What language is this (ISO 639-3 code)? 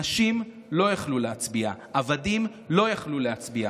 heb